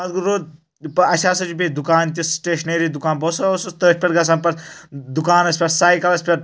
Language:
Kashmiri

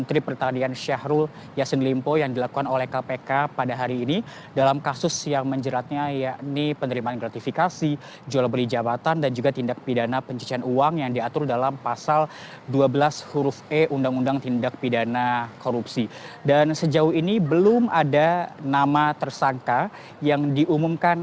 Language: Indonesian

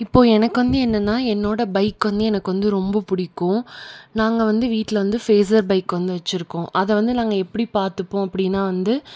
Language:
Tamil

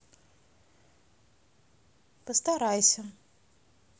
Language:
Russian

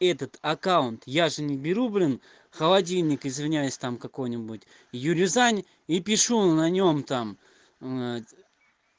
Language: Russian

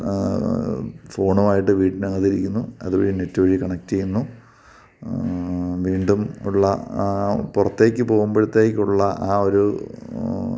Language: Malayalam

